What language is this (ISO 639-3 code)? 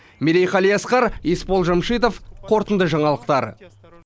kaz